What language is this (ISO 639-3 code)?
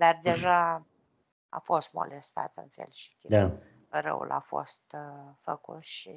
ron